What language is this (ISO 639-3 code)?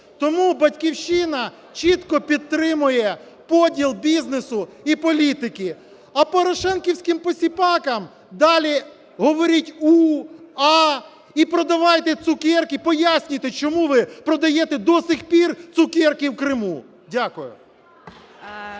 ukr